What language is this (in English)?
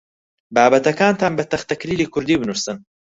Central Kurdish